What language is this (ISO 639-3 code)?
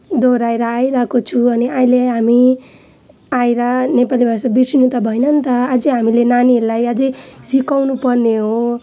nep